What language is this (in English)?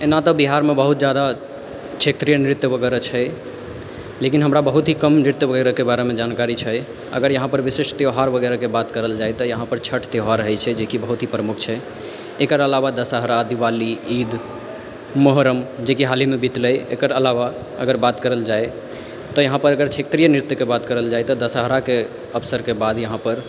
Maithili